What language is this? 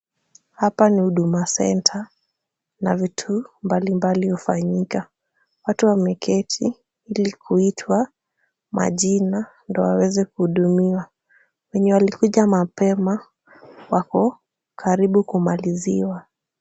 Swahili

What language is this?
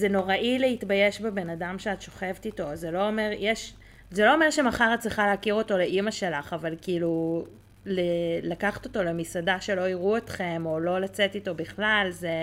Hebrew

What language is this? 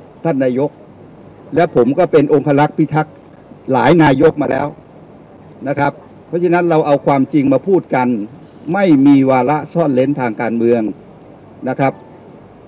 Thai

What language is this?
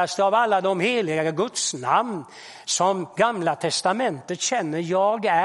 Swedish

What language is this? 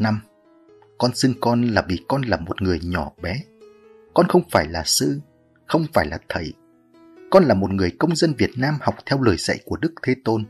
Vietnamese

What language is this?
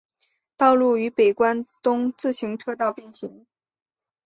Chinese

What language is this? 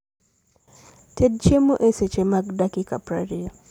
Luo (Kenya and Tanzania)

